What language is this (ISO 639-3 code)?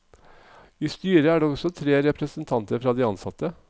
nor